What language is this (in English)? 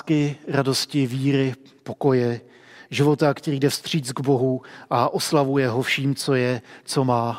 Czech